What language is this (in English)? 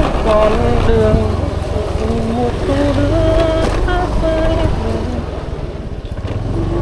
Vietnamese